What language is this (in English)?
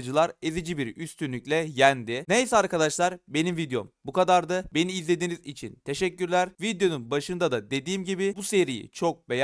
Turkish